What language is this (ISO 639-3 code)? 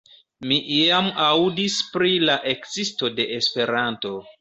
epo